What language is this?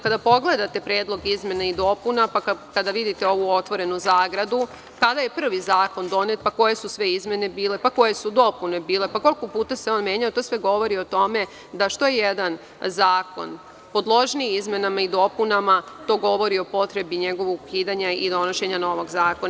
Serbian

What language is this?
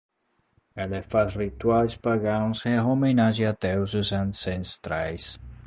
Portuguese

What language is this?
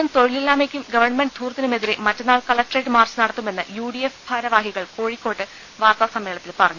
Malayalam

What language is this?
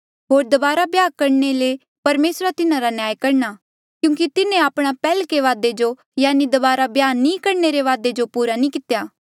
Mandeali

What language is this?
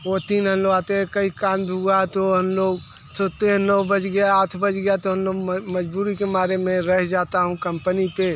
Hindi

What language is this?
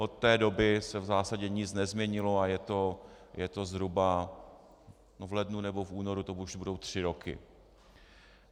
Czech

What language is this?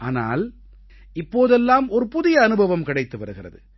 Tamil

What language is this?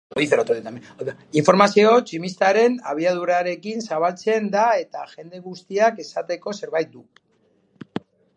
Basque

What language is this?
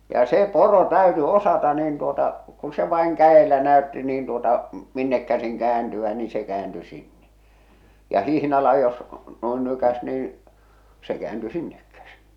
Finnish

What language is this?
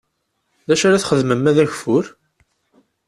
Kabyle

